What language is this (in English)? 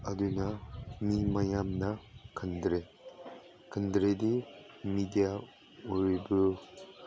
Manipuri